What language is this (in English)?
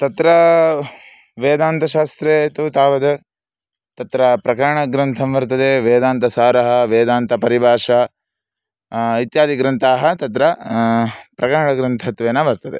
Sanskrit